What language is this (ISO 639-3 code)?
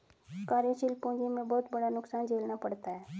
hin